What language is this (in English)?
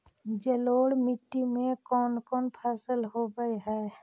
Magahi